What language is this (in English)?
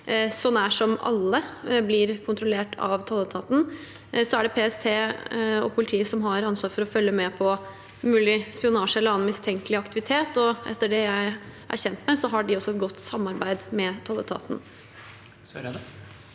Norwegian